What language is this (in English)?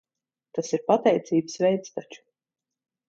Latvian